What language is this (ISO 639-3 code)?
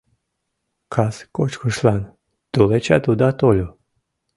chm